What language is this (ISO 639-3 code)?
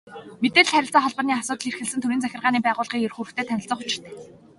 mon